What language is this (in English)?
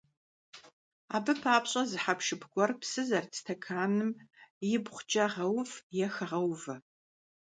Kabardian